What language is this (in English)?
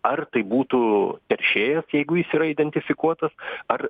Lithuanian